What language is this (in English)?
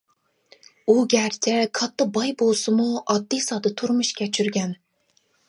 Uyghur